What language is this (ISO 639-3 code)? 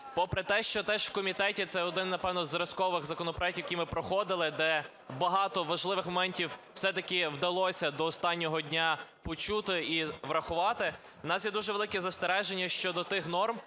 ukr